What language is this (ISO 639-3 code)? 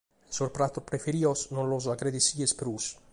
srd